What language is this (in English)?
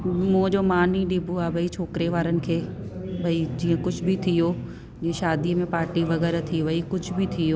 Sindhi